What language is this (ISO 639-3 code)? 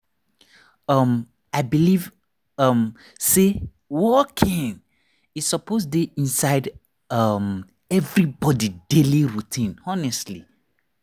pcm